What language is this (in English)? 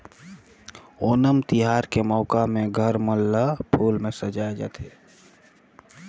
Chhattisgarhi